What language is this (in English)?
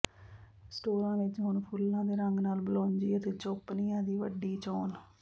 Punjabi